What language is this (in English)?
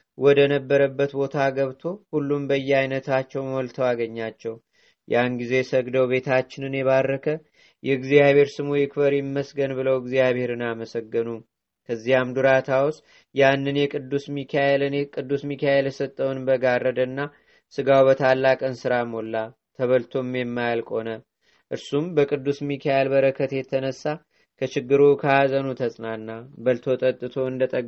Amharic